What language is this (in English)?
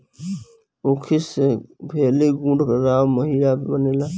Bhojpuri